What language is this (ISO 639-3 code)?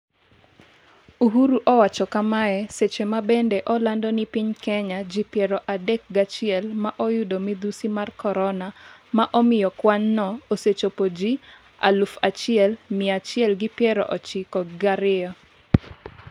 luo